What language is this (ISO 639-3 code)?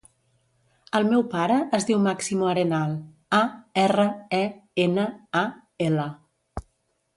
cat